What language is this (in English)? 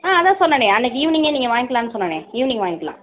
Tamil